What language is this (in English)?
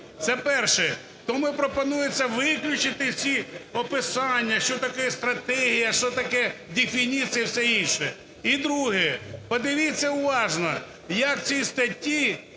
Ukrainian